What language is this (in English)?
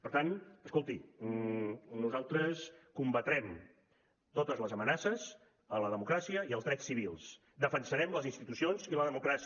Catalan